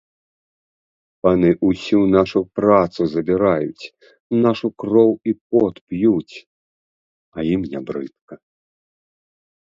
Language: Belarusian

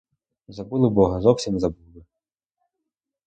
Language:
Ukrainian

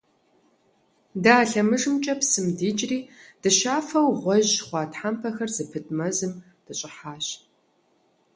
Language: Kabardian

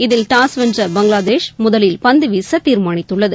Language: Tamil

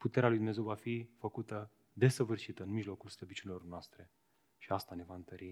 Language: Romanian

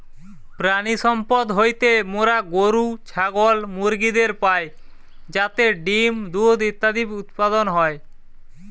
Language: Bangla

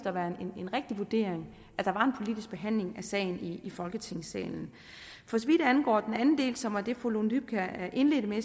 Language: Danish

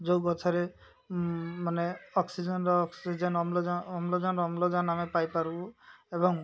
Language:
Odia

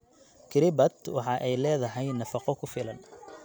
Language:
Somali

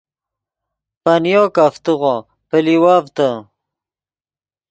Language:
Yidgha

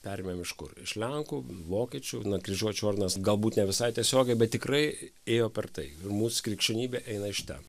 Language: Lithuanian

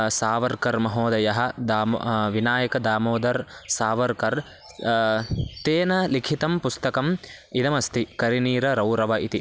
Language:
Sanskrit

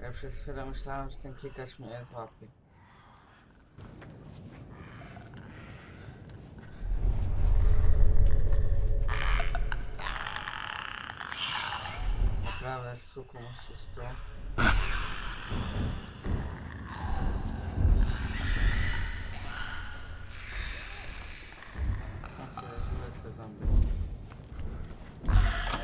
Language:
Polish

